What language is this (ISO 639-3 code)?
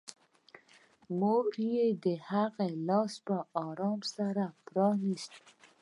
pus